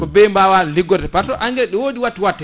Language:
Fula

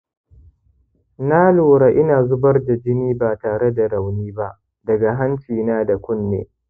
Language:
Hausa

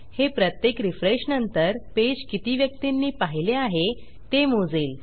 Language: Marathi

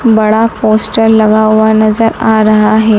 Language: Hindi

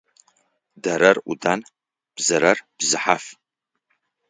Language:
Adyghe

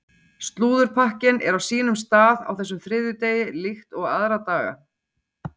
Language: Icelandic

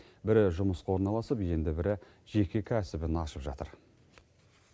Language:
Kazakh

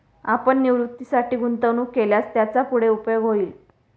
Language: Marathi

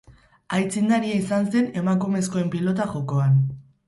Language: Basque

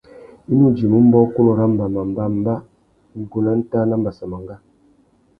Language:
Tuki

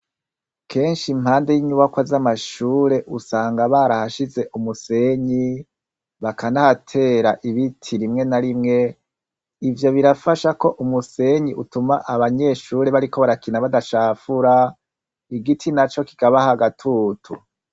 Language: Rundi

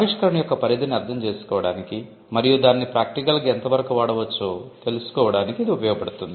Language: Telugu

